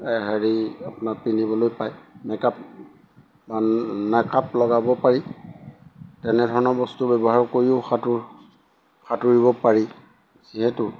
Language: Assamese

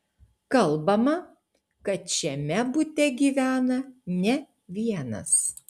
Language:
Lithuanian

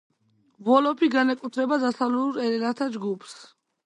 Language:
Georgian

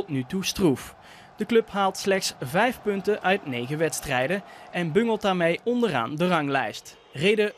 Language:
Dutch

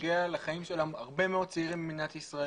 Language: Hebrew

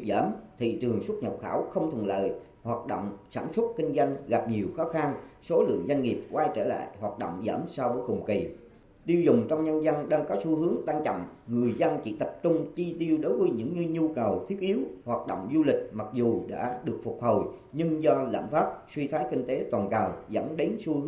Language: Vietnamese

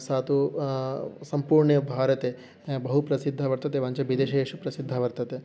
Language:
Sanskrit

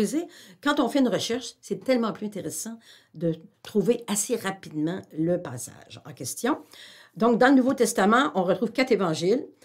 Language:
French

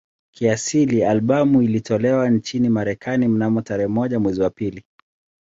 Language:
Swahili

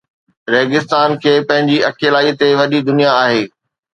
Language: Sindhi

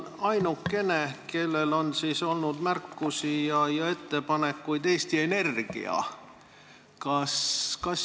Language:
Estonian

